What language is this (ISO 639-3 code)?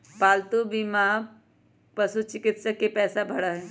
mag